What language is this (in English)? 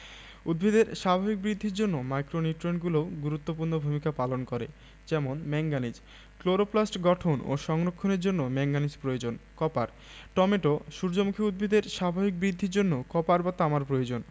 Bangla